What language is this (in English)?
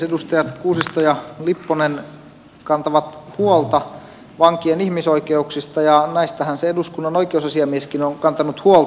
Finnish